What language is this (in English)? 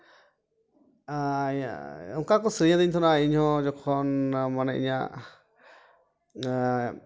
Santali